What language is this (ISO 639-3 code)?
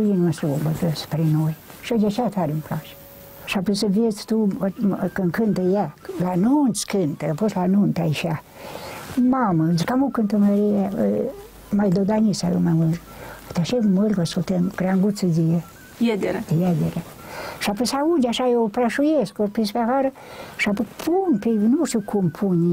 ron